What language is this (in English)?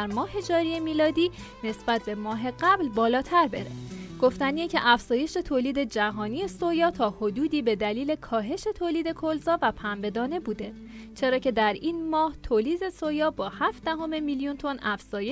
Persian